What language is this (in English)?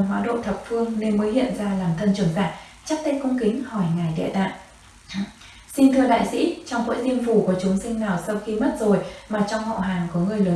Vietnamese